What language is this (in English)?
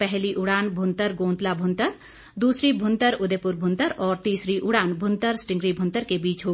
Hindi